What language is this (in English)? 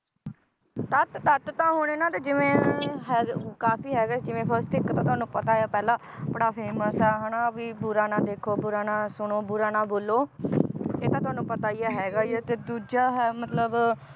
Punjabi